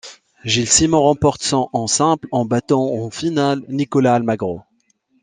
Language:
French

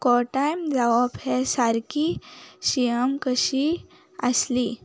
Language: Konkani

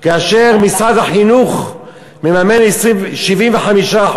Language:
Hebrew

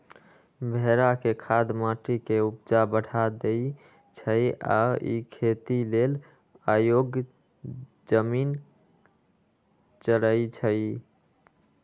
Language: Magahi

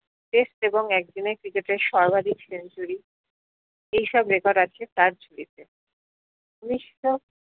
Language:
Bangla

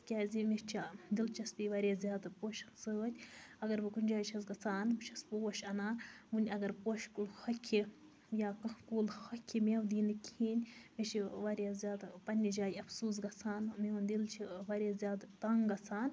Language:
Kashmiri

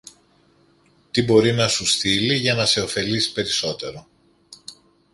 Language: Greek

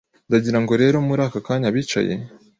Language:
Kinyarwanda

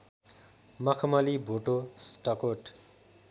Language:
Nepali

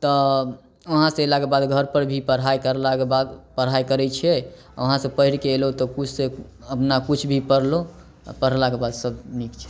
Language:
Maithili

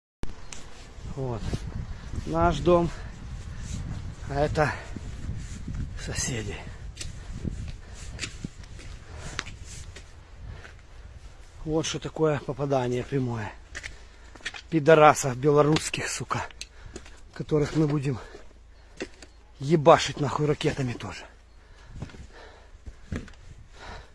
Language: Russian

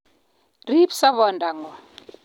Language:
Kalenjin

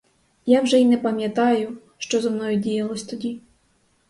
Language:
Ukrainian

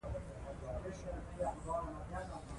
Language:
Pashto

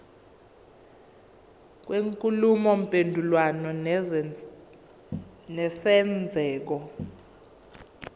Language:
Zulu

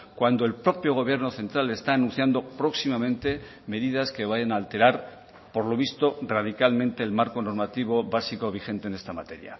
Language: Spanish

